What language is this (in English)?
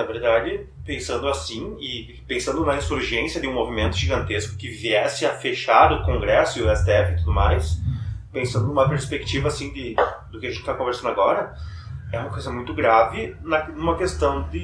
Portuguese